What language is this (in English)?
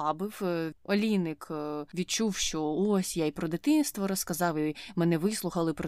Ukrainian